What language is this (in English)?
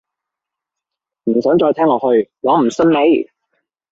Cantonese